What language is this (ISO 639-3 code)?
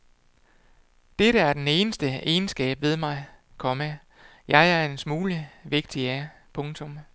dan